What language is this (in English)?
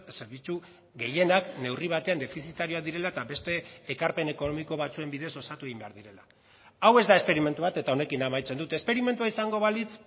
Basque